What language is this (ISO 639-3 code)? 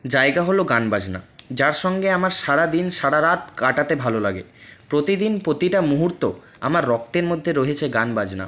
ben